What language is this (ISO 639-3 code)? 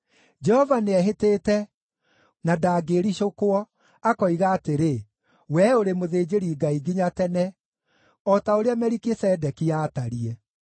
kik